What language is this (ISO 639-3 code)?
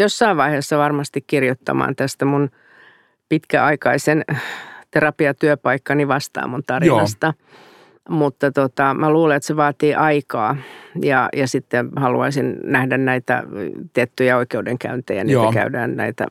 fin